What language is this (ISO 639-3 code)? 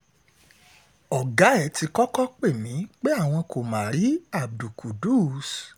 yor